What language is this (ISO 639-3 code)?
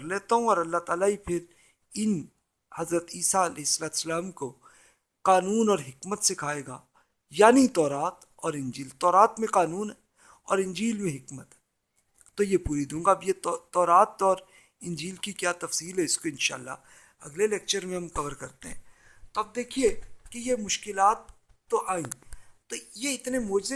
urd